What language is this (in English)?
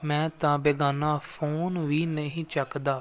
Punjabi